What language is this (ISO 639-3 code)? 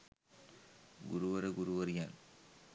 sin